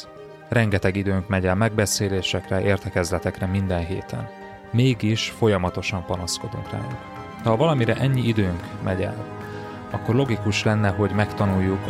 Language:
Hungarian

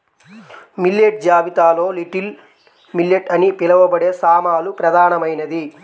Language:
Telugu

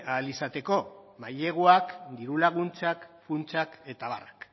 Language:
Basque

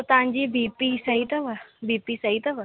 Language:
Sindhi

